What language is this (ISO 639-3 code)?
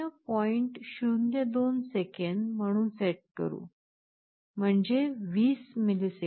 mar